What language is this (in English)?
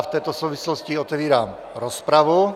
Czech